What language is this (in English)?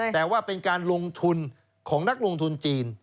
Thai